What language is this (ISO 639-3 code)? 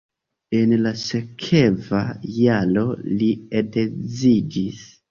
epo